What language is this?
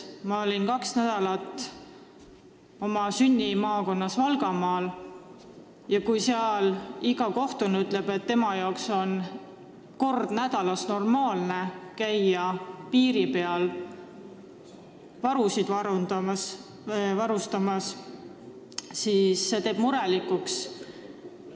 Estonian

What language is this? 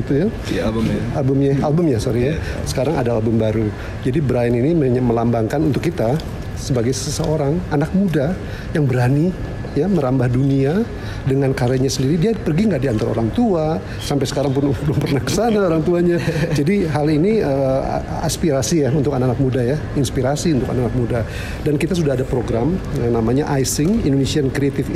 Indonesian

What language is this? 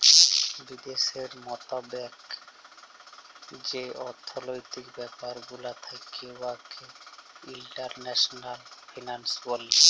Bangla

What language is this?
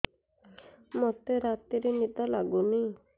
Odia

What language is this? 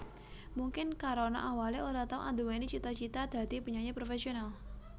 Javanese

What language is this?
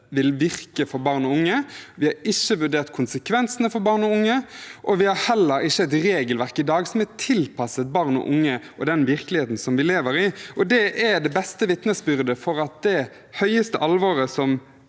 Norwegian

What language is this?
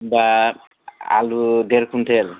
Bodo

